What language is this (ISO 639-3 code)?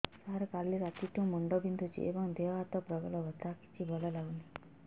ori